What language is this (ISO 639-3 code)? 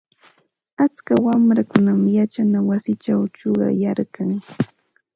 qxt